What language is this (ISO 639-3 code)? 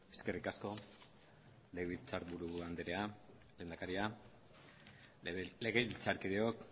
eus